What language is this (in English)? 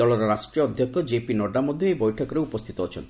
Odia